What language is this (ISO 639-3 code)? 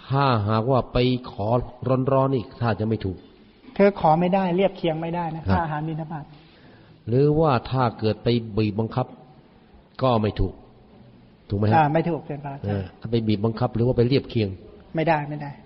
tha